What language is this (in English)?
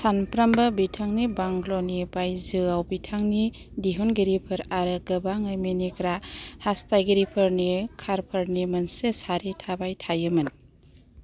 Bodo